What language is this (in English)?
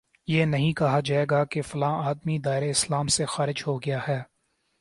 Urdu